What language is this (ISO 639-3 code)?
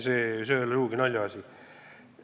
est